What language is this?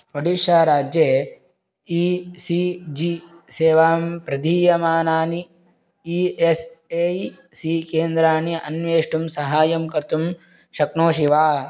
Sanskrit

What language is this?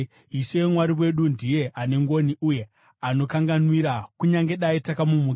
Shona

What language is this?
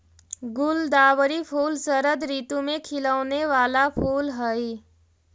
Magahi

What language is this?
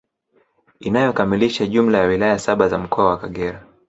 Swahili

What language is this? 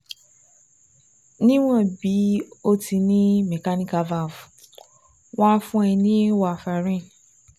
Yoruba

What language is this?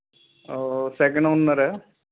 Punjabi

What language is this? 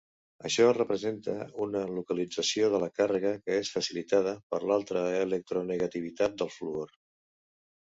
Catalan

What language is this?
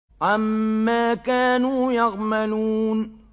Arabic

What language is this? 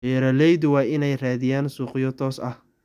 Somali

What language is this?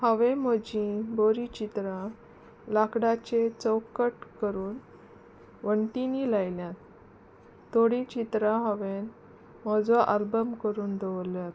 Konkani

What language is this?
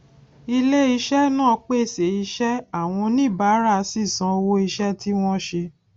Yoruba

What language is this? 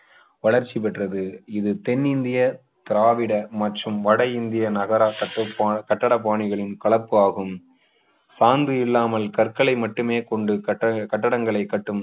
Tamil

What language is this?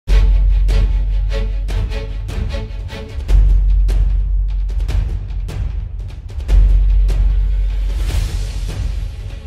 Indonesian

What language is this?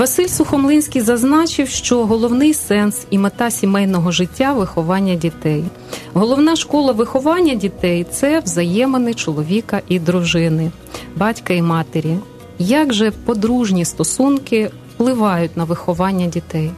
Ukrainian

